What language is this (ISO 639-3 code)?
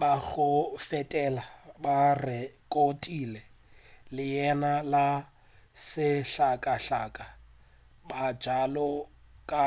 nso